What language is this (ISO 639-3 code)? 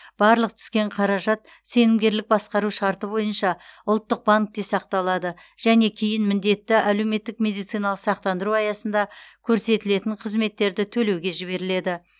kaz